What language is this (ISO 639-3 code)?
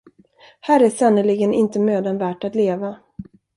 swe